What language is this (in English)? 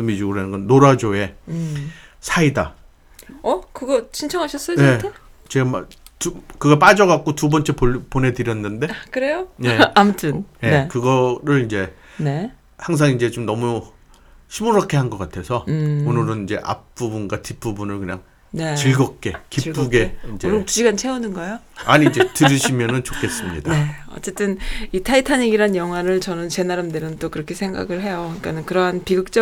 Korean